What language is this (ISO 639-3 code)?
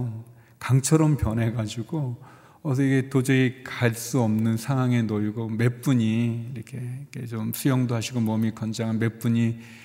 kor